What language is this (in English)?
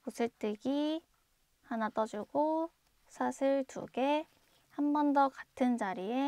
Korean